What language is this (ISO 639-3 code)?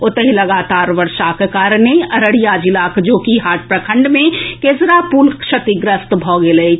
mai